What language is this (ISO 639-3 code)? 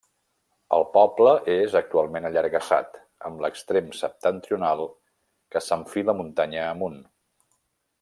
cat